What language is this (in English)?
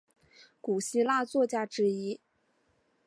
Chinese